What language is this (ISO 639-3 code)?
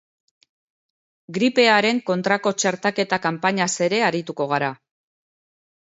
eus